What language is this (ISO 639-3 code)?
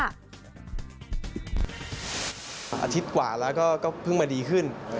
tha